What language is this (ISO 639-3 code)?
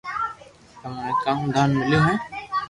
lrk